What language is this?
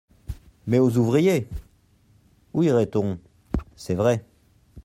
French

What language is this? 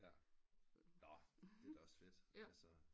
Danish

